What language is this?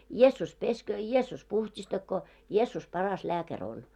Finnish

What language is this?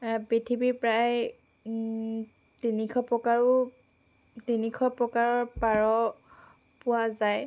Assamese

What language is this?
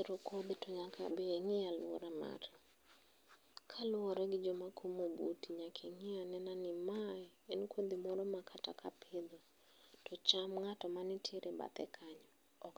Luo (Kenya and Tanzania)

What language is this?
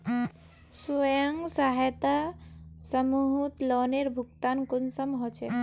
Magahi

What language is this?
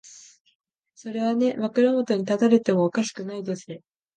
Japanese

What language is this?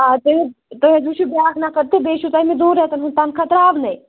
Kashmiri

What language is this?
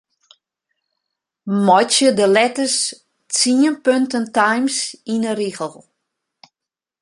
Western Frisian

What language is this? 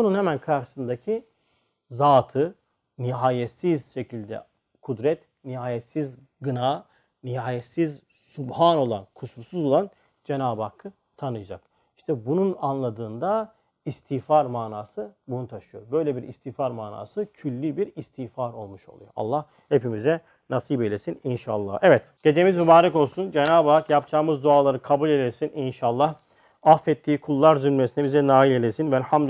Turkish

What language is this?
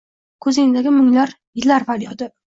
Uzbek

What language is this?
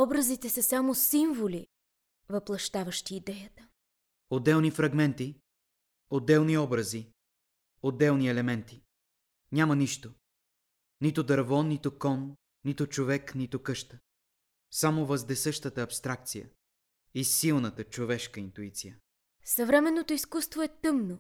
Bulgarian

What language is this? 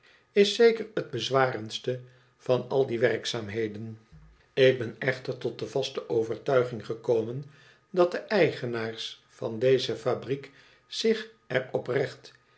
Dutch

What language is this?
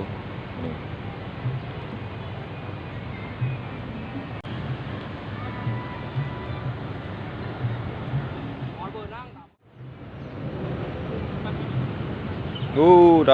Indonesian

